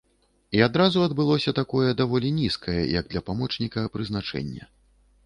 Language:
Belarusian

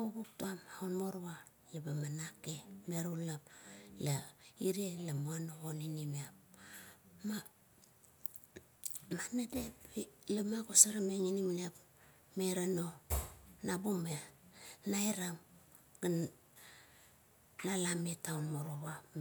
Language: Kuot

